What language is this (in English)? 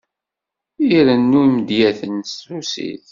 Kabyle